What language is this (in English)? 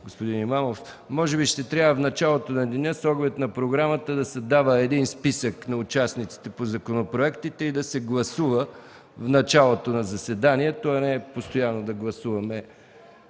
Bulgarian